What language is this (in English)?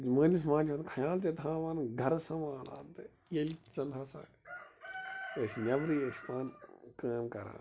Kashmiri